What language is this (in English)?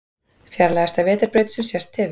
Icelandic